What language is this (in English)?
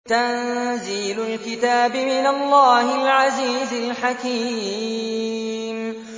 Arabic